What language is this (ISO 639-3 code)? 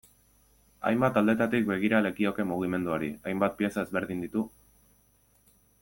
eus